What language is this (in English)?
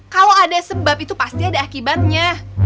Indonesian